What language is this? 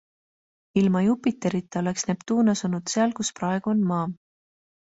Estonian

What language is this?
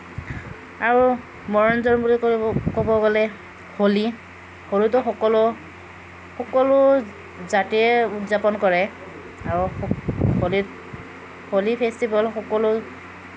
Assamese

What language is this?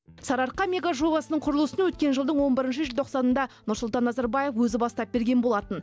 Kazakh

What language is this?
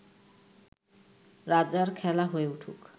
Bangla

